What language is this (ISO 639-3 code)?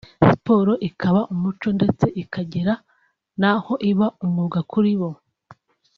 kin